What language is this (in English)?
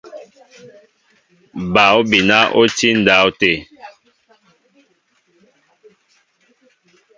Mbo (Cameroon)